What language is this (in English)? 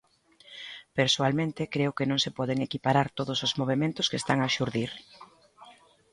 Galician